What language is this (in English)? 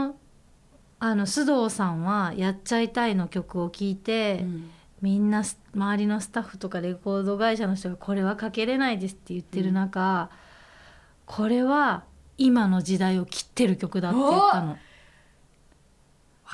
Japanese